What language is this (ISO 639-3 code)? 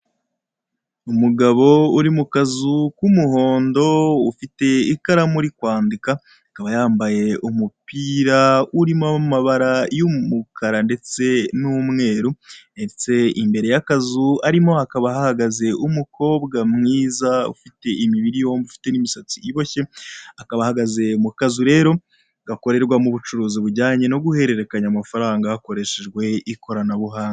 kin